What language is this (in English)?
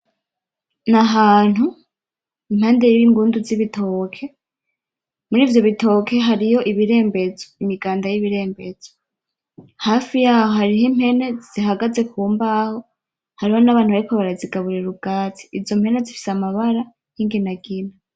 Rundi